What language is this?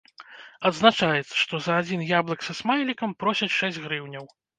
Belarusian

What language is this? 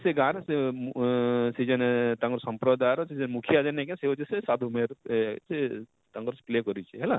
Odia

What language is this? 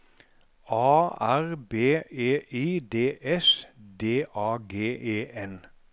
Norwegian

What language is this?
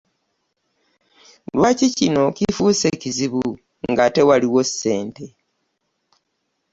Ganda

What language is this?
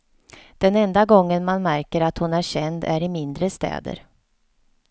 Swedish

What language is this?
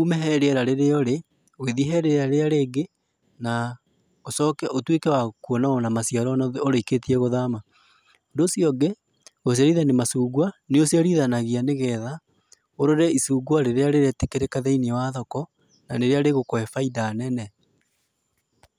Kikuyu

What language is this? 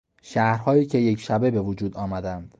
Persian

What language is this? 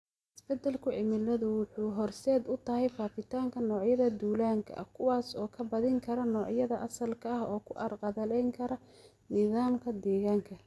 Somali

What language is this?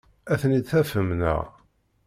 Kabyle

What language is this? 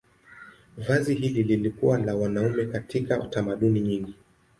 Swahili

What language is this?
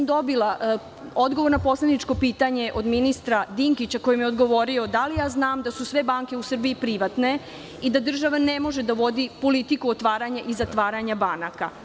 Serbian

